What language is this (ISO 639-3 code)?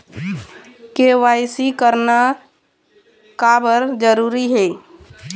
hne